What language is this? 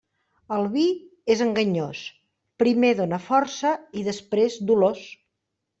Catalan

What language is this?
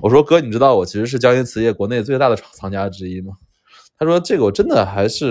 Chinese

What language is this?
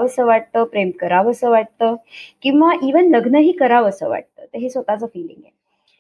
Marathi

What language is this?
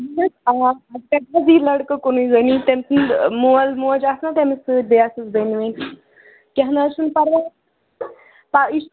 Kashmiri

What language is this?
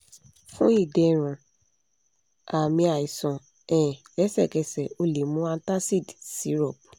Yoruba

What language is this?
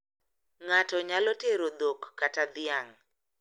Luo (Kenya and Tanzania)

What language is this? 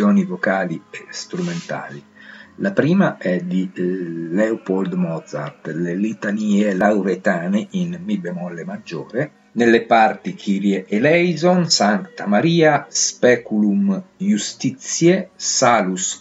Italian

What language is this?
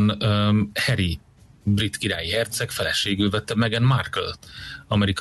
Hungarian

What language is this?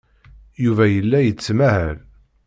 Kabyle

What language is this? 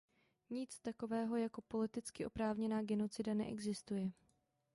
Czech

